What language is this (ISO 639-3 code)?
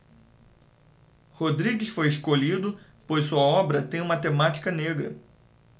por